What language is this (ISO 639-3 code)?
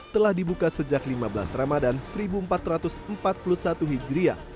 ind